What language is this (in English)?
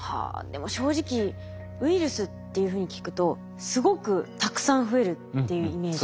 Japanese